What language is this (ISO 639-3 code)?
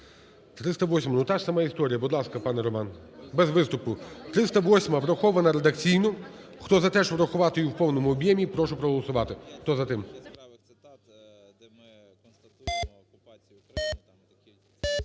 ukr